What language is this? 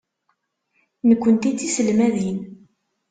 Kabyle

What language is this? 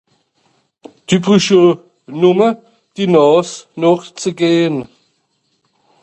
Swiss German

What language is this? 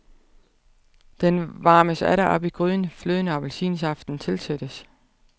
Danish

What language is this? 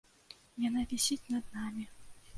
Belarusian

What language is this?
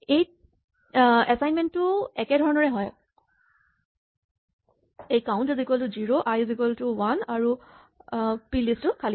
Assamese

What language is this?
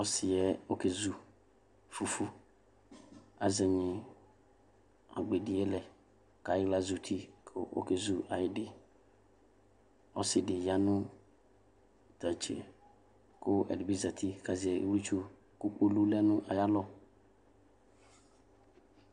Ikposo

